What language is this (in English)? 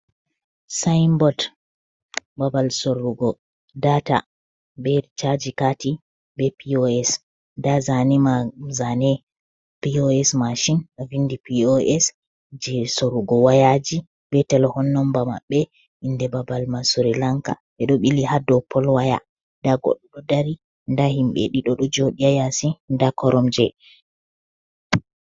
Fula